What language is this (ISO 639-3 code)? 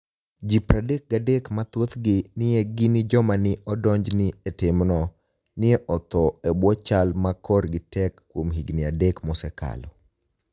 luo